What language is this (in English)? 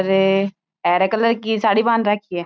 Marwari